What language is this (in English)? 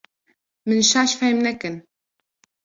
Kurdish